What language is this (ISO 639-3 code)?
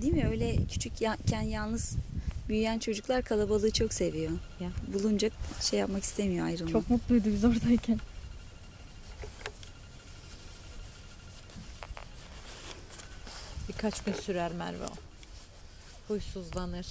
tur